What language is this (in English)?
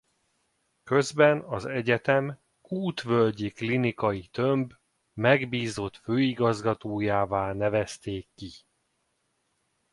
Hungarian